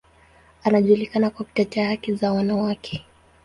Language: Swahili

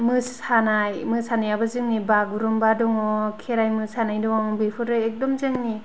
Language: Bodo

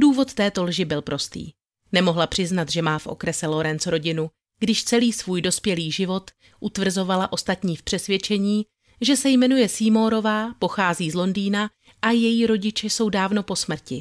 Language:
Czech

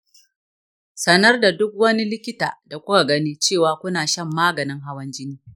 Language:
Hausa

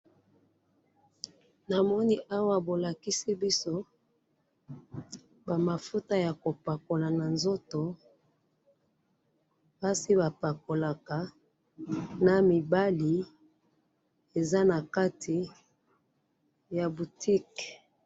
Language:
Lingala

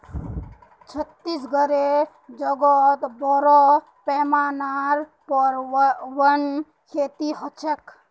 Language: Magahi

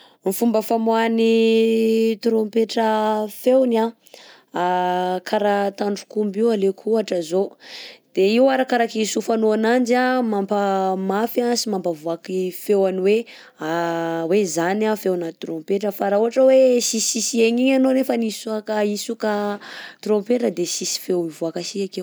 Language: Southern Betsimisaraka Malagasy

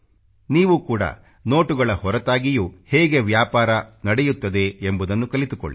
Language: Kannada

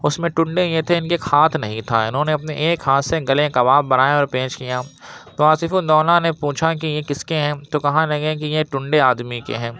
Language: Urdu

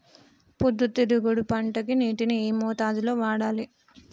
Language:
Telugu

